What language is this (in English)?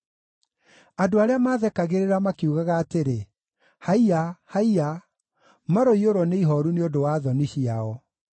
Kikuyu